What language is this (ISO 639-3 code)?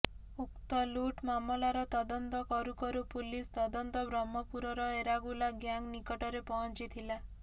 ori